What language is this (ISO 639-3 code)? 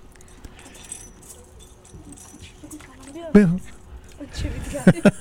fas